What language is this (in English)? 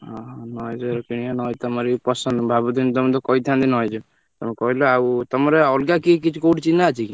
Odia